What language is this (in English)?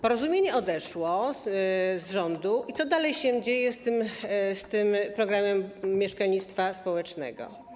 Polish